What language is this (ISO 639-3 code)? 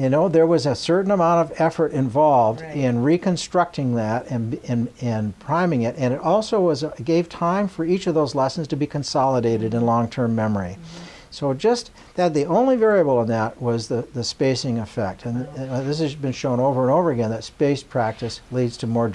eng